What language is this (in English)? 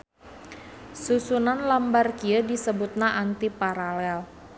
Sundanese